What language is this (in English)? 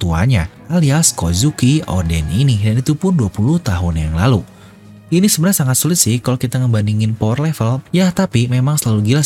Indonesian